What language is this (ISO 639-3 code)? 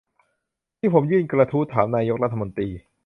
tha